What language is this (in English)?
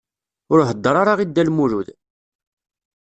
Kabyle